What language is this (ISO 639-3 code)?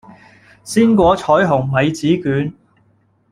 yue